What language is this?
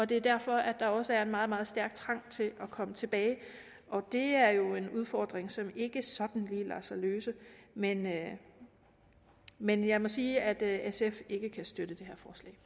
Danish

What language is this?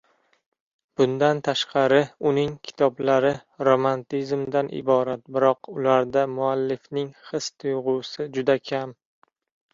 Uzbek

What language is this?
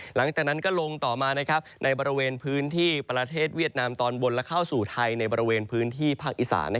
Thai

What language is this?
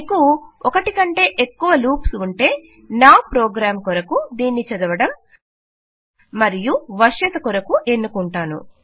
Telugu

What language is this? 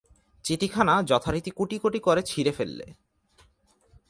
Bangla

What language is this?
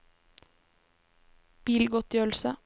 Norwegian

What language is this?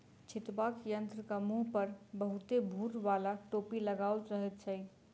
Maithili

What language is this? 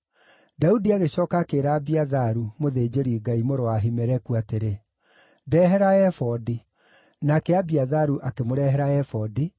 Kikuyu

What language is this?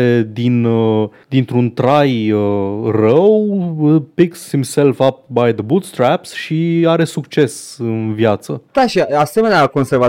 Romanian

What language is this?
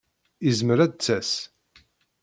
Kabyle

